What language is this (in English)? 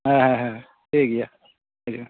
Santali